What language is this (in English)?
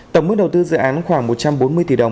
Vietnamese